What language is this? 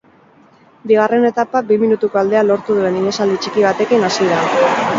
Basque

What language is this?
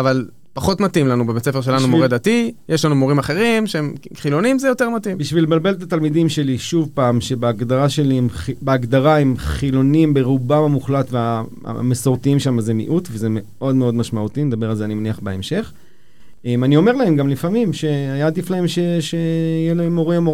Hebrew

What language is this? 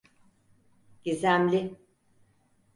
Turkish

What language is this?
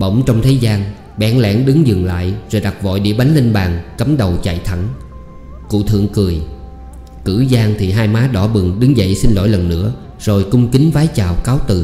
Vietnamese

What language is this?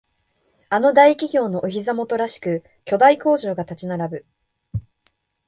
Japanese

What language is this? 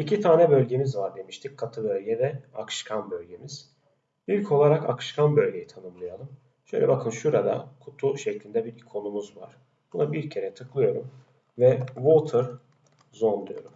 Turkish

